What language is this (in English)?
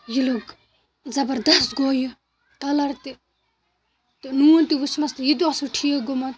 Kashmiri